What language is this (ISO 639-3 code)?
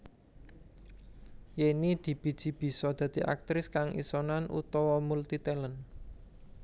jav